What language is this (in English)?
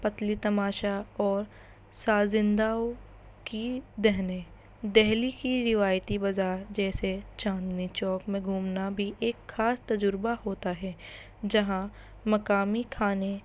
Urdu